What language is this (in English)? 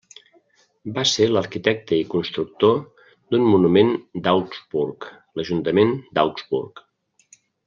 Catalan